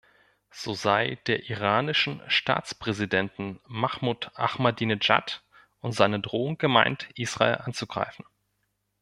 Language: German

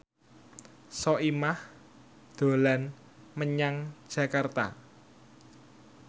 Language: Javanese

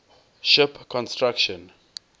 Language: English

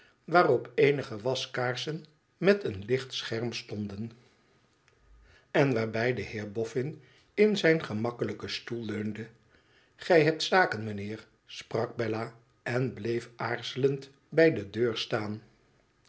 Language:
Dutch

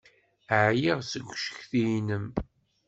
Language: Kabyle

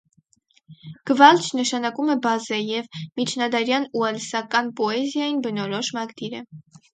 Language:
Armenian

